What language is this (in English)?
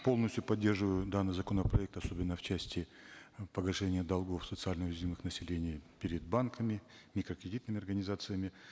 Kazakh